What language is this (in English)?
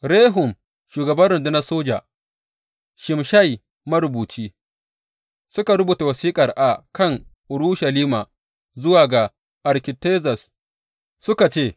Hausa